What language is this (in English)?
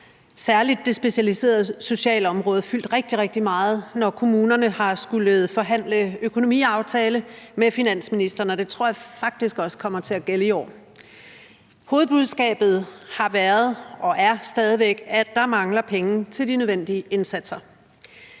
Danish